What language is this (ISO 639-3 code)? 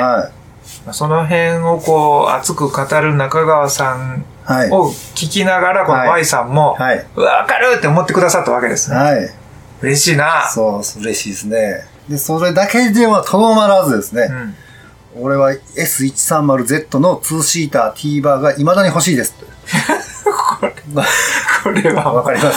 jpn